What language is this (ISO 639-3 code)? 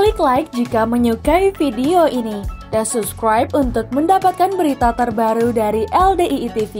ind